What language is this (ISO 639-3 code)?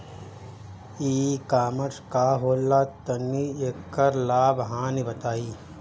bho